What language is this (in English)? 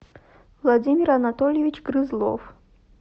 Russian